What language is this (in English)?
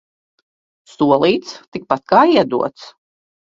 Latvian